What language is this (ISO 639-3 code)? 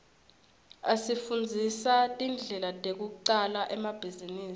ssw